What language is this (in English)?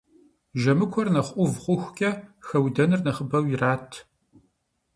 Kabardian